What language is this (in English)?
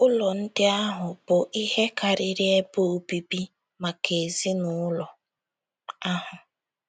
Igbo